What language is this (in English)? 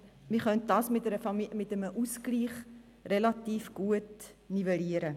Swiss German